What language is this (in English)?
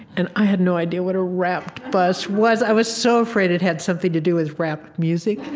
English